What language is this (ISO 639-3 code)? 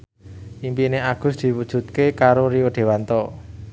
jav